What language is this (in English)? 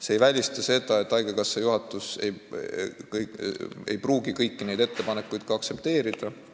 Estonian